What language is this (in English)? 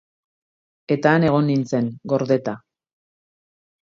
Basque